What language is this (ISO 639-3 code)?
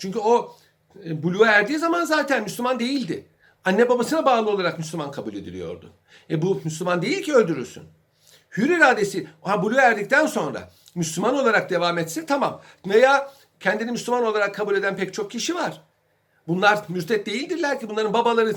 tur